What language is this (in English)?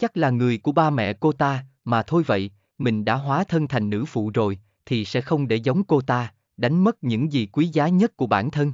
Vietnamese